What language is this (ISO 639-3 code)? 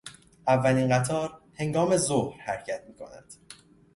fas